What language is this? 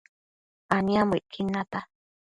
Matsés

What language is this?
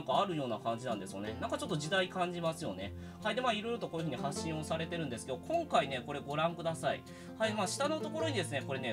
Japanese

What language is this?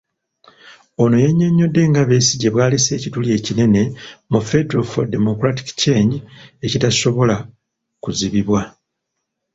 Ganda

